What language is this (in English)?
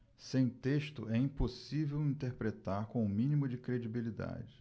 Portuguese